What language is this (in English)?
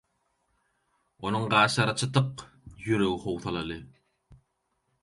Turkmen